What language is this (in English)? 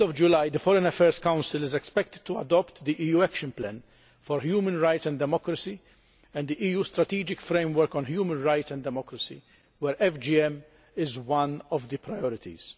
English